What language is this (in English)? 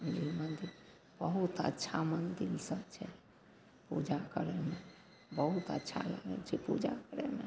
Maithili